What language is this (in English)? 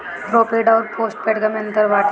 Bhojpuri